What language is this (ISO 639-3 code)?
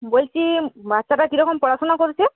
ben